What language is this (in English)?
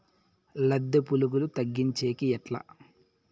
Telugu